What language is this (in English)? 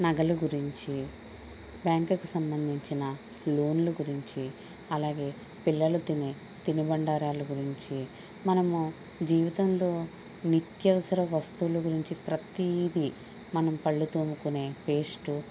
Telugu